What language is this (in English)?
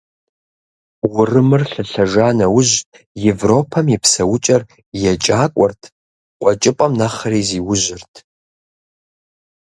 Kabardian